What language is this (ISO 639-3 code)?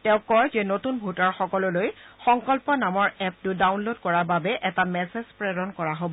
asm